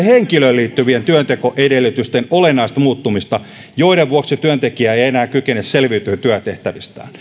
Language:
Finnish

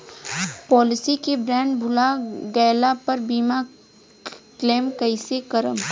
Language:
Bhojpuri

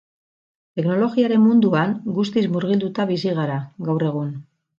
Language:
Basque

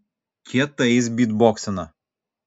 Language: Lithuanian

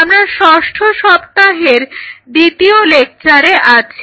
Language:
Bangla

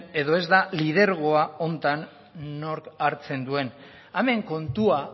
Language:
Basque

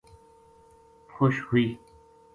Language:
Gujari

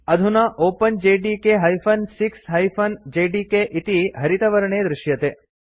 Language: Sanskrit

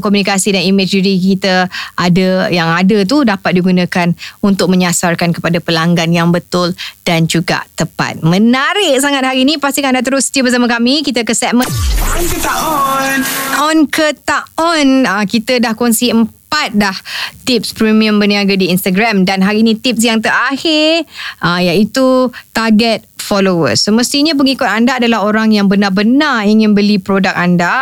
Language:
Malay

